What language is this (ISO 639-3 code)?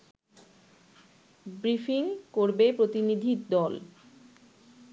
ben